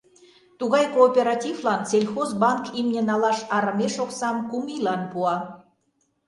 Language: Mari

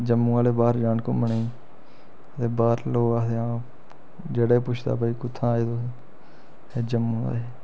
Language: Dogri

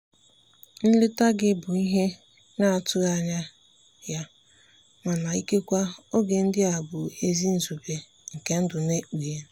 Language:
Igbo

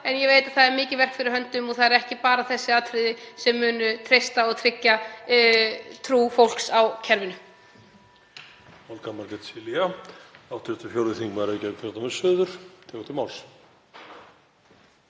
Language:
Icelandic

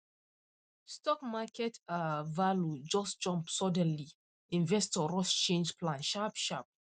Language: Nigerian Pidgin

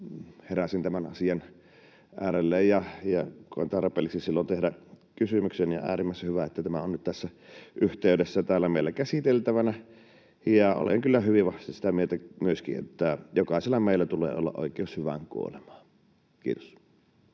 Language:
Finnish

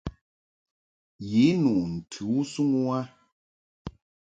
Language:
Mungaka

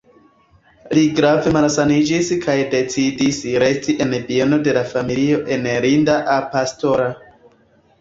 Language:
Esperanto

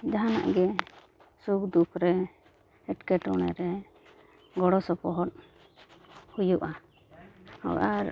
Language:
Santali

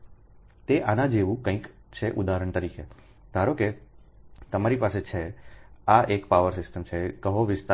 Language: Gujarati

